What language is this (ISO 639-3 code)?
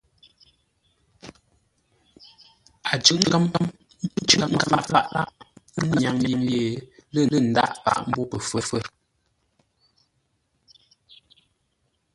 nla